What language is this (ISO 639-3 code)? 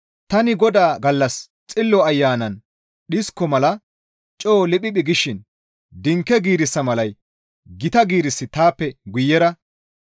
gmv